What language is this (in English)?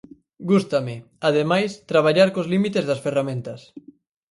Galician